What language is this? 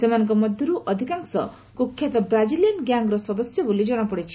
Odia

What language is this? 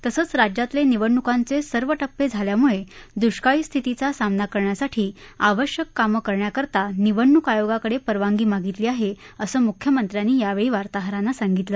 Marathi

